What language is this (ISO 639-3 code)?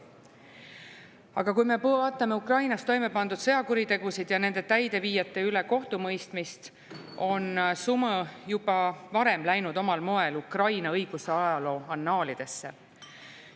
est